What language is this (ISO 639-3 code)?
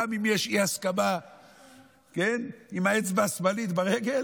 heb